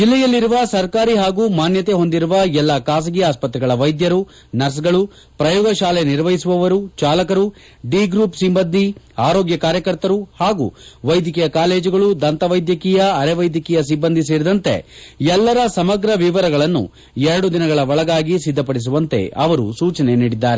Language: Kannada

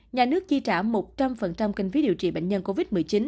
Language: Vietnamese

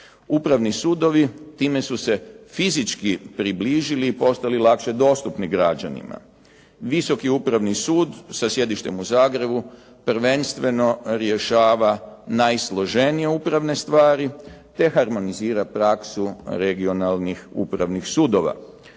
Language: Croatian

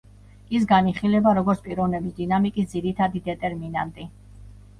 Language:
Georgian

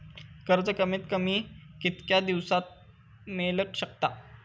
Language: Marathi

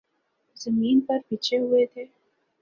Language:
Urdu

